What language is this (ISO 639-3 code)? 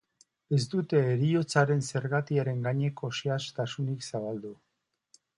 eus